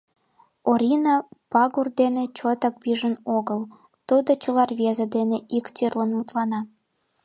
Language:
Mari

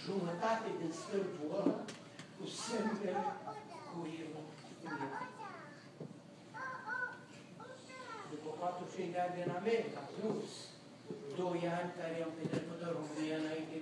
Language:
Romanian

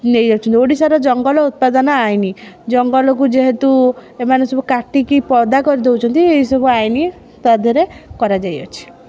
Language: Odia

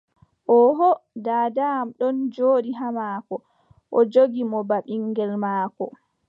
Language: Adamawa Fulfulde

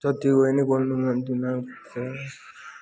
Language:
Nepali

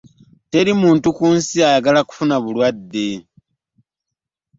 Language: Ganda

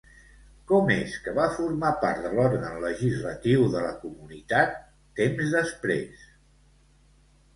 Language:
Catalan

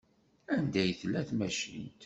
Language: Kabyle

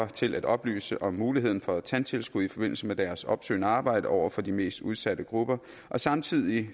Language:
Danish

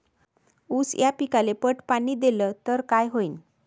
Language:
Marathi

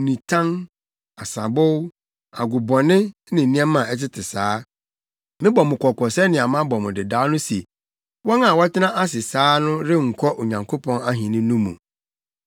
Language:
Akan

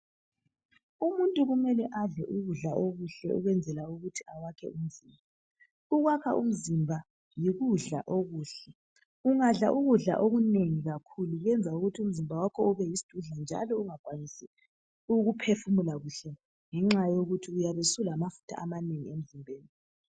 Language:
North Ndebele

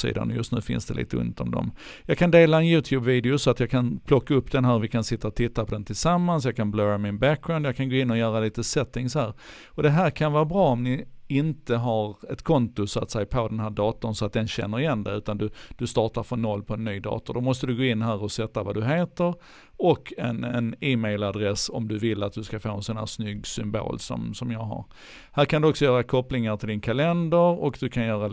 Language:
Swedish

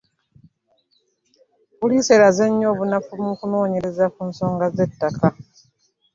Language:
Ganda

